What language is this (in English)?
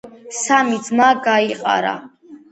Georgian